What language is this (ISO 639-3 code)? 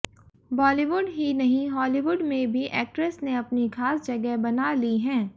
hin